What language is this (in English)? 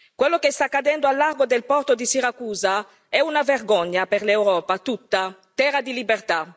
Italian